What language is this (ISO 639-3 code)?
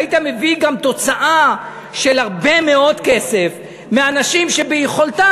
heb